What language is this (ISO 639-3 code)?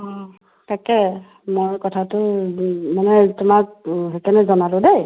asm